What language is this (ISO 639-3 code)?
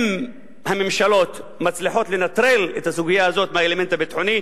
heb